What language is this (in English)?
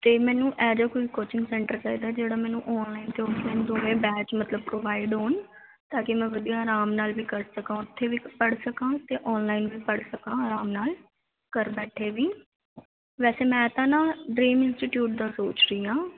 Punjabi